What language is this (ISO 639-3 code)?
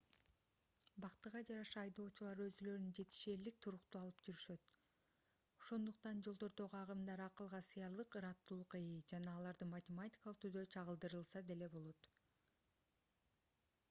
kir